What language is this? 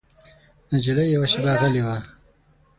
Pashto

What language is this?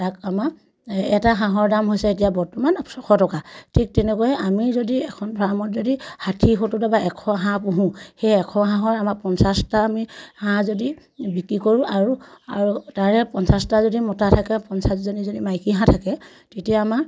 Assamese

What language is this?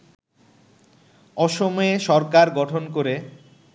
Bangla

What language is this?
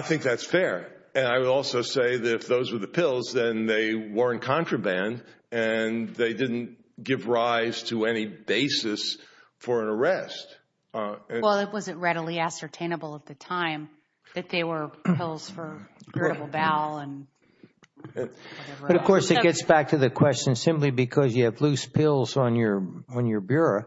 English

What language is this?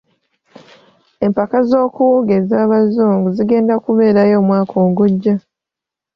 Ganda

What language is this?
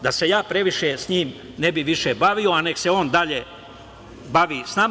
Serbian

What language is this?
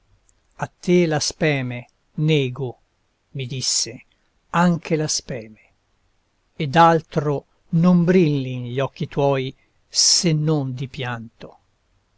Italian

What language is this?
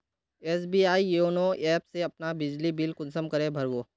Magahi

